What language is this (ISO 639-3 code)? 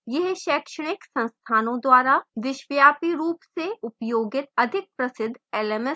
hin